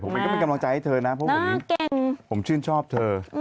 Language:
Thai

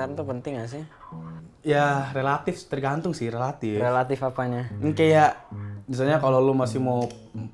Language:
Indonesian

